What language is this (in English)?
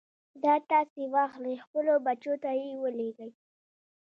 Pashto